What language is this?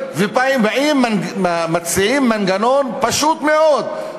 Hebrew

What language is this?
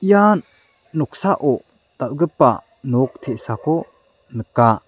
Garo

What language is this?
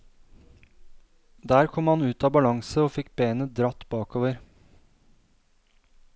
Norwegian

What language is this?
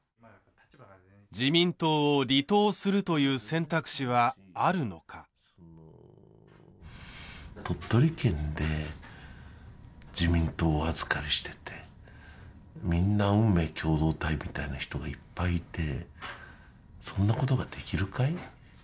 Japanese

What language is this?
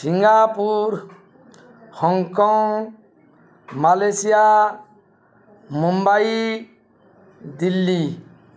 Odia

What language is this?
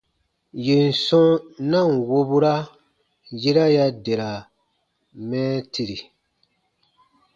Baatonum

